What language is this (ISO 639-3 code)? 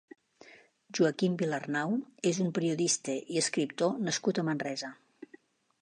cat